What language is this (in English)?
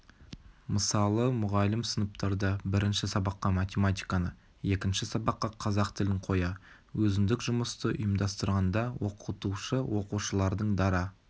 Kazakh